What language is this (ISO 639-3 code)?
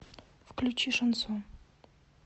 rus